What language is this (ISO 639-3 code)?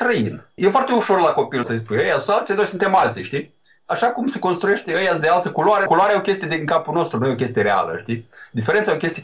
ron